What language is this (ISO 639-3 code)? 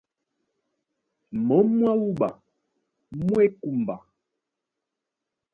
dua